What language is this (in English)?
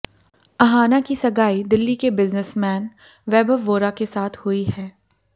Hindi